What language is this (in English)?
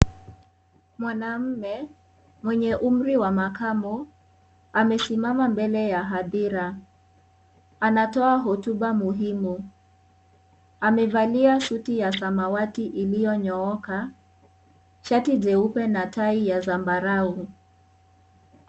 Swahili